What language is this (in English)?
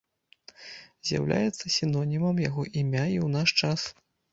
Belarusian